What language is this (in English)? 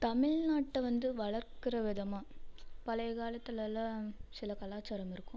Tamil